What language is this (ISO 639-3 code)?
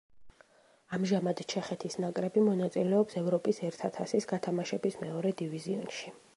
kat